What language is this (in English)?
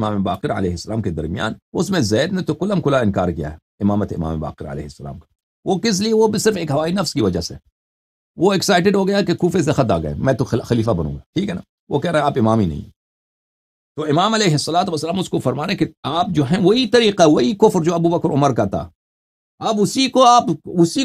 Arabic